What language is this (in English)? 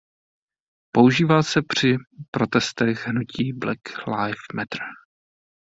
Czech